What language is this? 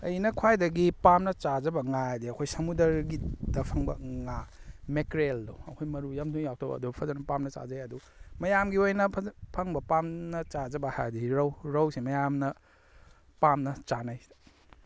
Manipuri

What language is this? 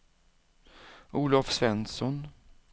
Swedish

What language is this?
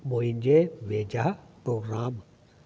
Sindhi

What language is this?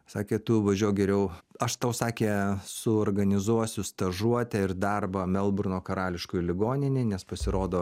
Lithuanian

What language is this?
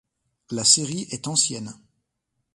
French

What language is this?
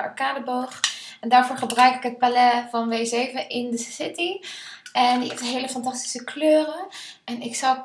Dutch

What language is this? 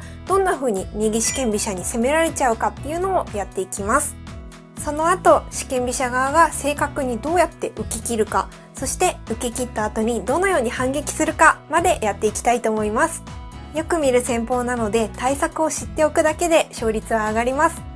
Japanese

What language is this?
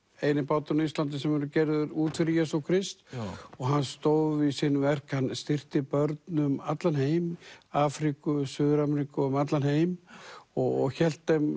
Icelandic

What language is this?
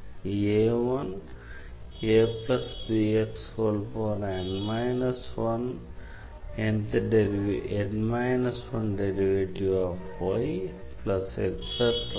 Tamil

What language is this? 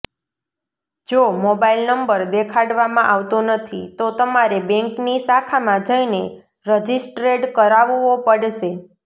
Gujarati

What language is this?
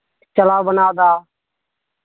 Santali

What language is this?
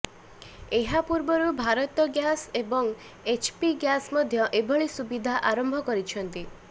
Odia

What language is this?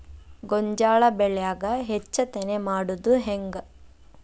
Kannada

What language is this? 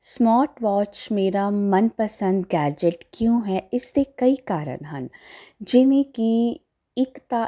Punjabi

